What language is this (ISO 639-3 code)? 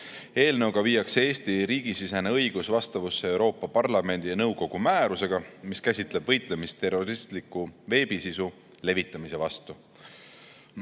est